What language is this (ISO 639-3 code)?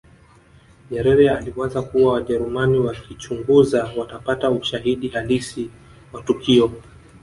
swa